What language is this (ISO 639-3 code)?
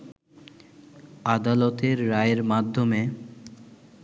ben